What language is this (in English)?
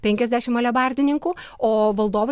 Lithuanian